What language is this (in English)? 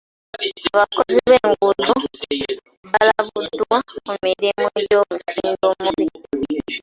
Ganda